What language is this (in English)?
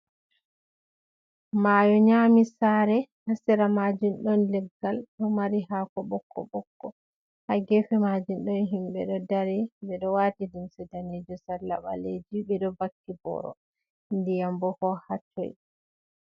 Fula